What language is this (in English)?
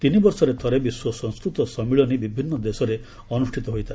Odia